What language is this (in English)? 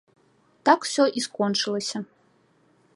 Belarusian